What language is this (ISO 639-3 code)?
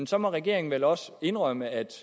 dan